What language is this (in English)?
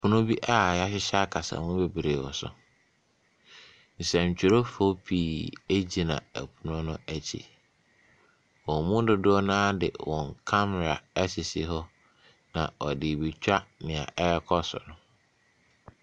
Akan